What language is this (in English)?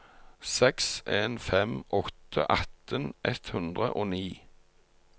Norwegian